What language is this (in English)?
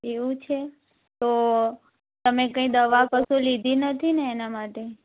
Gujarati